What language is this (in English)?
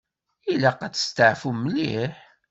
Kabyle